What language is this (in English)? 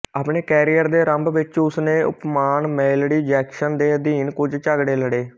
Punjabi